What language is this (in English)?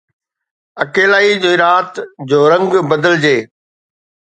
Sindhi